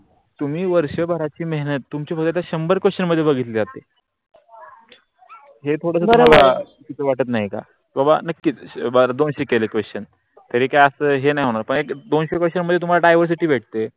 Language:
Marathi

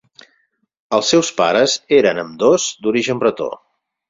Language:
Catalan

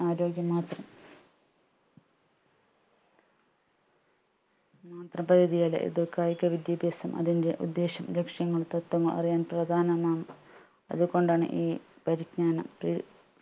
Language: Malayalam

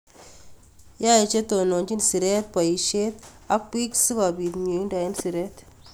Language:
Kalenjin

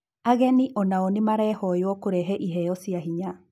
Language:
Kikuyu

